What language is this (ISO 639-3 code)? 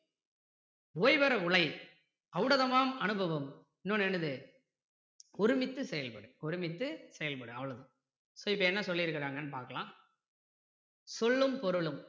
tam